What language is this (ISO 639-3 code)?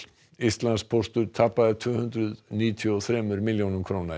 isl